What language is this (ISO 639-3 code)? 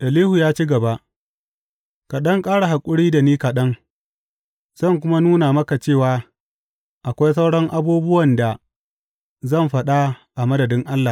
hau